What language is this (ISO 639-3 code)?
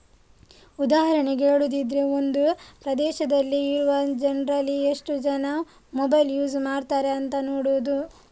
kan